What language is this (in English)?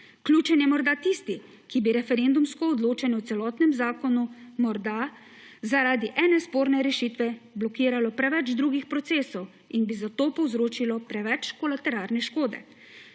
Slovenian